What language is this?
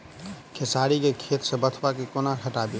Maithili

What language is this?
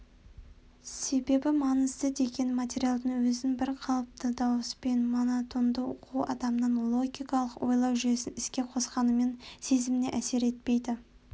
Kazakh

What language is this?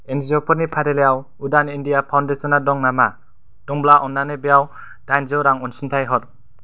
Bodo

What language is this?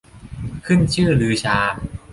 Thai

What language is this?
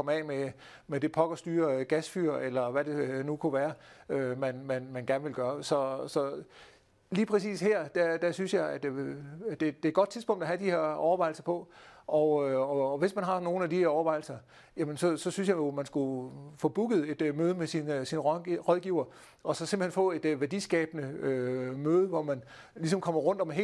Danish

